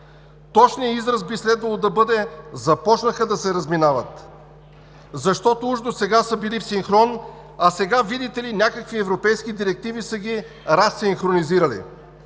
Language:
Bulgarian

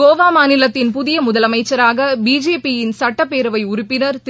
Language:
Tamil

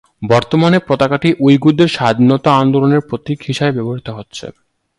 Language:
Bangla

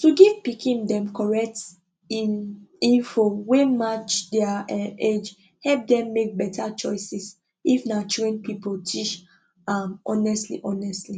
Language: Nigerian Pidgin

